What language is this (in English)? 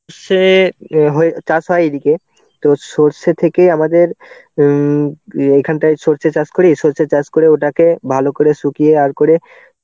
Bangla